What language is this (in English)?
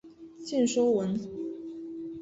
Chinese